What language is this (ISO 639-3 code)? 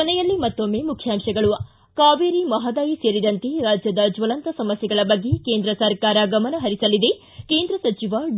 kan